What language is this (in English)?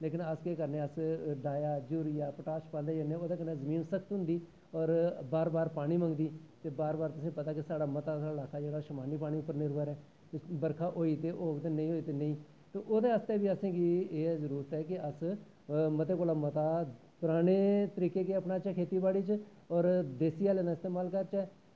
Dogri